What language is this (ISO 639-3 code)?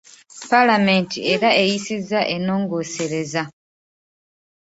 lug